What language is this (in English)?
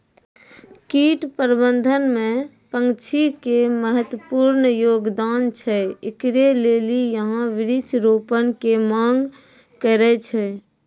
Maithili